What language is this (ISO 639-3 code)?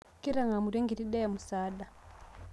mas